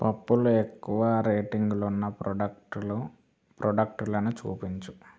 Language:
Telugu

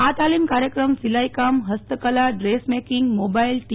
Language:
Gujarati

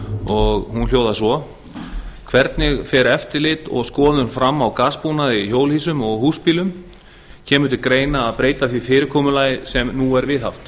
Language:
Icelandic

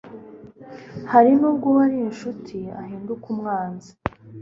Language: Kinyarwanda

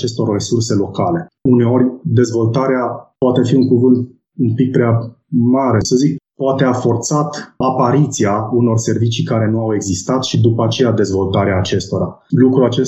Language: Romanian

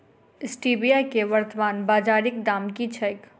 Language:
Maithili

